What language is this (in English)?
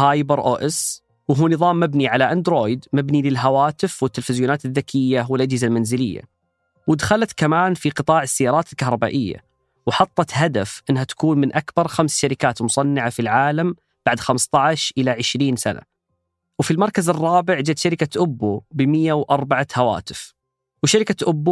Arabic